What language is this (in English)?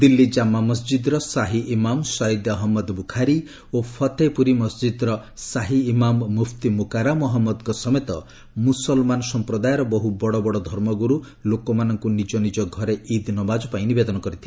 Odia